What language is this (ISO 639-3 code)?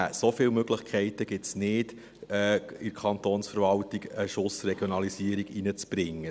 gsw